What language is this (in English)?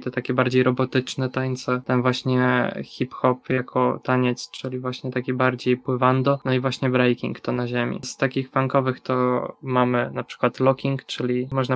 Polish